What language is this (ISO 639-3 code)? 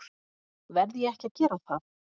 isl